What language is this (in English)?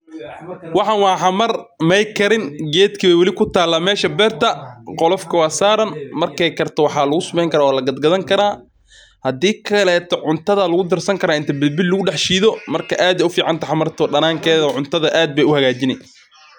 Somali